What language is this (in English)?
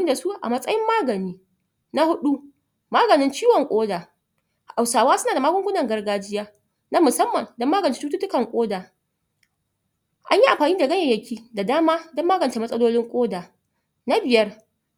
Hausa